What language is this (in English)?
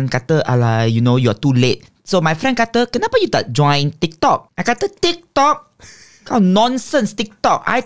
Malay